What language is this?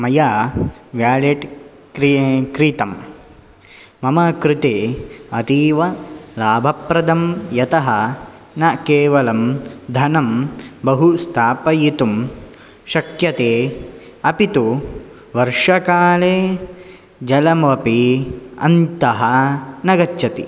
Sanskrit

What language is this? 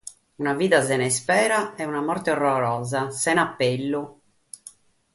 Sardinian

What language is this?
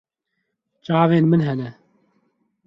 Kurdish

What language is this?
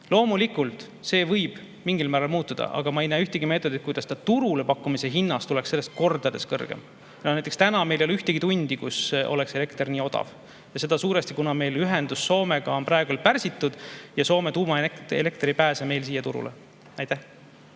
Estonian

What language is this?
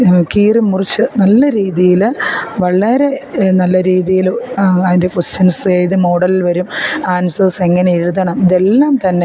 Malayalam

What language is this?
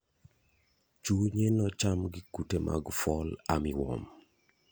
Luo (Kenya and Tanzania)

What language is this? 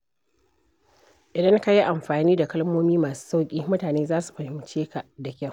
Hausa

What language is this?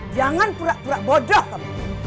Indonesian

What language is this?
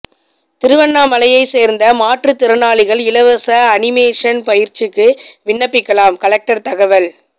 Tamil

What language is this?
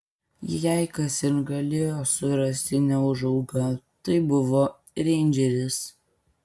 Lithuanian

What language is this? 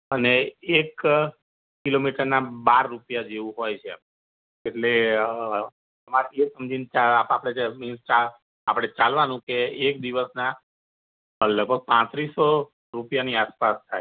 Gujarati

